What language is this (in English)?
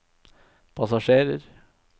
Norwegian